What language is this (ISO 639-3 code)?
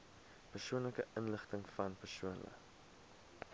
afr